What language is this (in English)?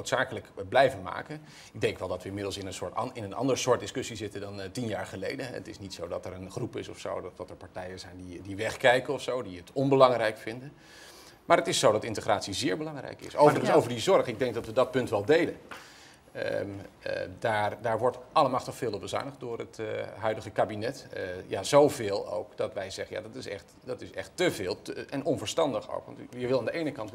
Dutch